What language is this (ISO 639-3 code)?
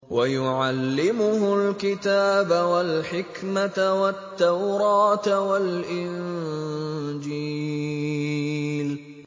ara